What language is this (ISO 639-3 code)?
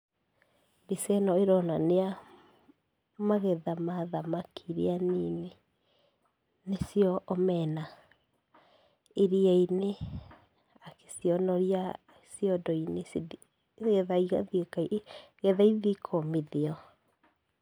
kik